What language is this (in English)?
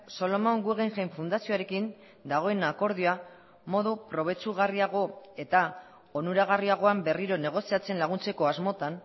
Basque